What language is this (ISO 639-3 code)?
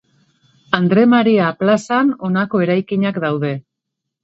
eus